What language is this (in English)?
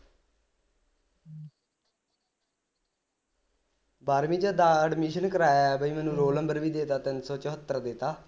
Punjabi